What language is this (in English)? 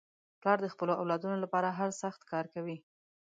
Pashto